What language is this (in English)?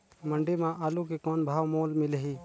Chhattisgarhi